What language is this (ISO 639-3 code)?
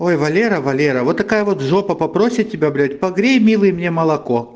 rus